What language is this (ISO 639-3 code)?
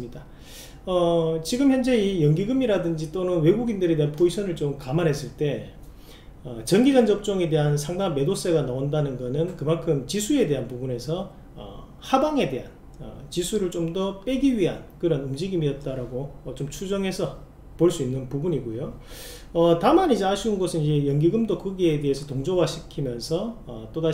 kor